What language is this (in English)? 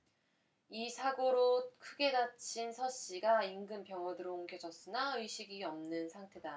Korean